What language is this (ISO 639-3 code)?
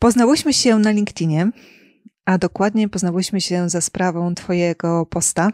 pol